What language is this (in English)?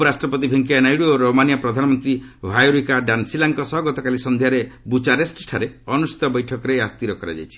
Odia